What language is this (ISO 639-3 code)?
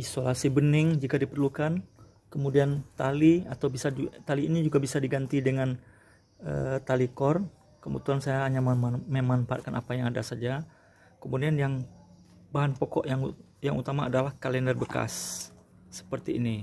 ind